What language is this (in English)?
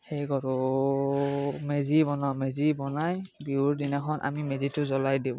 Assamese